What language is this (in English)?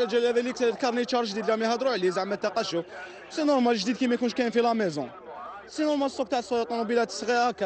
Arabic